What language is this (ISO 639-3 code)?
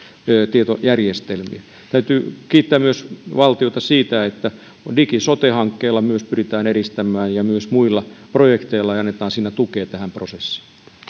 fin